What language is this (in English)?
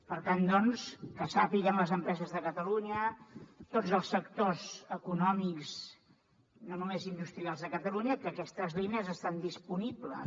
Catalan